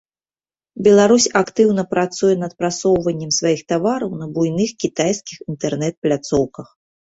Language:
Belarusian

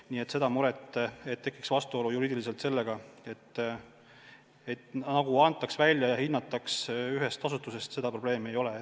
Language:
Estonian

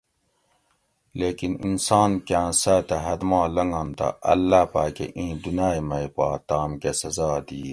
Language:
Gawri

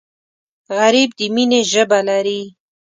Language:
Pashto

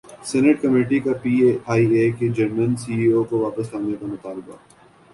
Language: Urdu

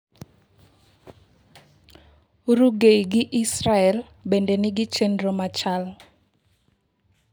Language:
Luo (Kenya and Tanzania)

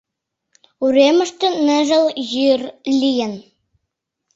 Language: Mari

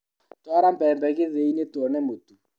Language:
Kikuyu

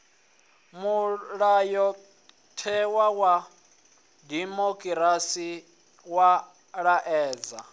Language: Venda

